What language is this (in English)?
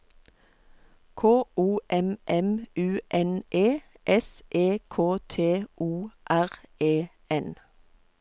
Norwegian